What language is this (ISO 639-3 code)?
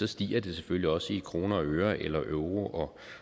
dan